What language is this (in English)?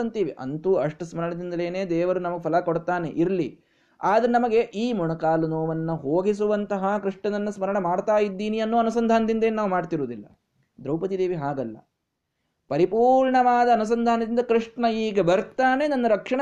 Kannada